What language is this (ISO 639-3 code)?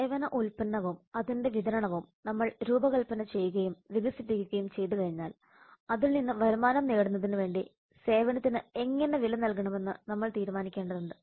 mal